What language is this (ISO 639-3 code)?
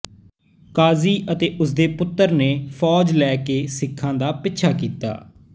pan